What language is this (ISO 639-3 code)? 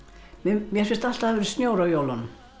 isl